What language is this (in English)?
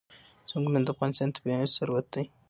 Pashto